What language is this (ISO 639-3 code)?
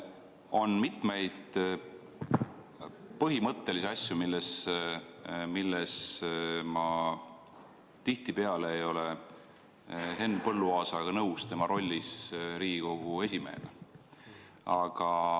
est